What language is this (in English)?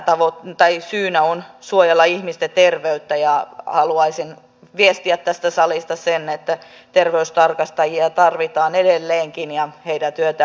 Finnish